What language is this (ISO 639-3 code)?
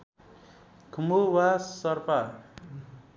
nep